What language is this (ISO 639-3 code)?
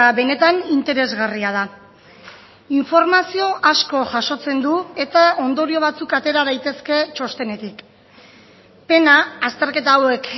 eus